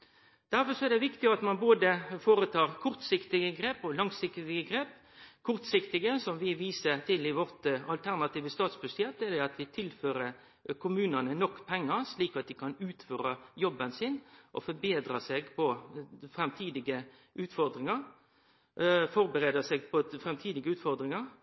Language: Norwegian Nynorsk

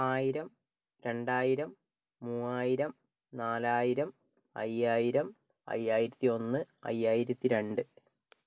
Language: Malayalam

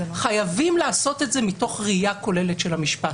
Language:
Hebrew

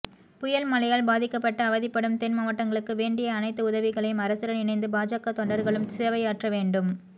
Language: Tamil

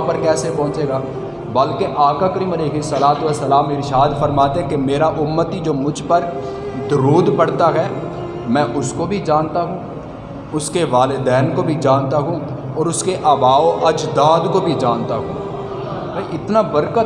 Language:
Urdu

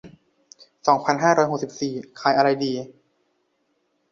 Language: Thai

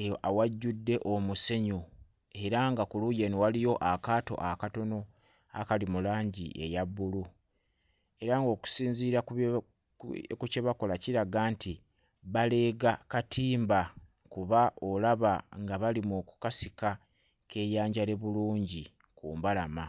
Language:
Ganda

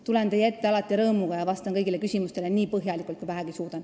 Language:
Estonian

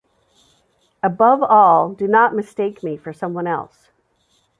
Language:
English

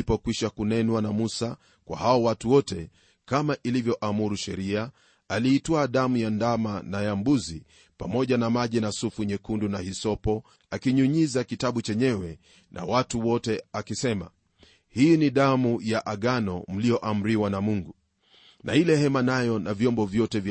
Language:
Swahili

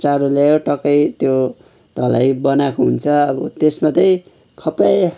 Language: Nepali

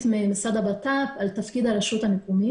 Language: Hebrew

